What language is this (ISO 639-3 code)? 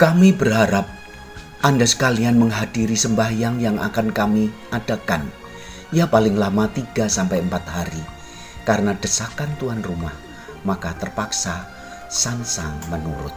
ind